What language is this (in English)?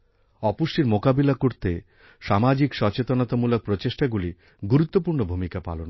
Bangla